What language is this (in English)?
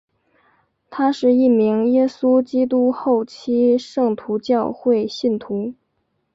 Chinese